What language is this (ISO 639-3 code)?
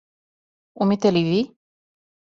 srp